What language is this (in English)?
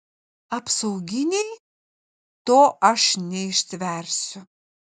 Lithuanian